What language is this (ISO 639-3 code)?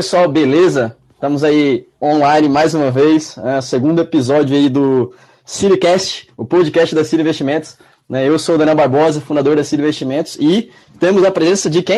por